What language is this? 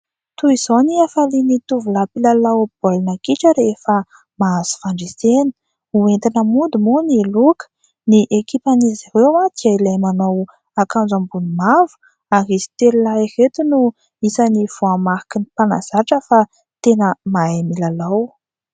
Malagasy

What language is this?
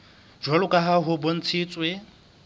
Southern Sotho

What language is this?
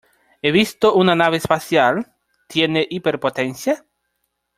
Spanish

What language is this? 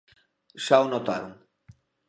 Galician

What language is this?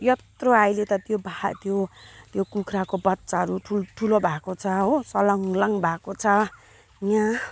Nepali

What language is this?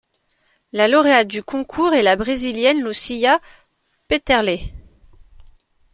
French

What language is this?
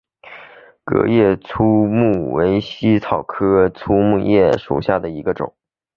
Chinese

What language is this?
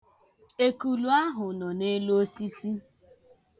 Igbo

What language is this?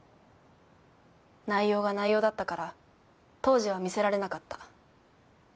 Japanese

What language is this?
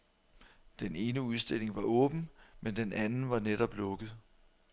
Danish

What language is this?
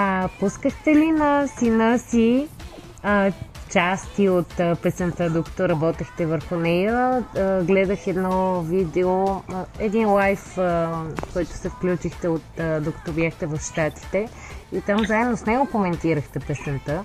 Bulgarian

